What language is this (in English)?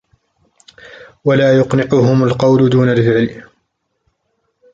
Arabic